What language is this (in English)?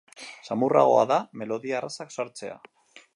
Basque